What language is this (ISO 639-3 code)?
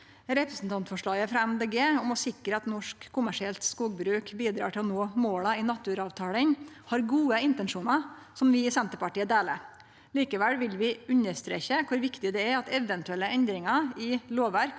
nor